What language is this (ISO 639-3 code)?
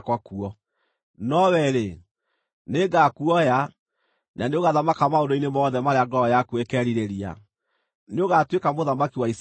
kik